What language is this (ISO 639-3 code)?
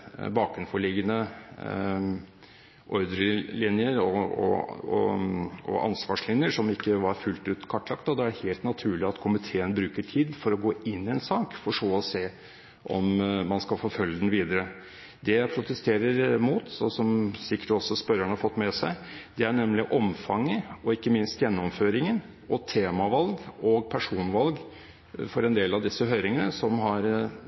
nob